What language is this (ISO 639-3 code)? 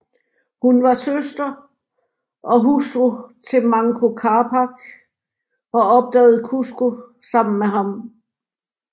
dan